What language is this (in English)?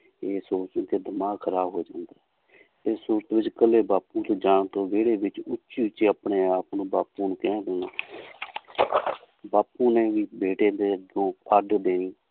Punjabi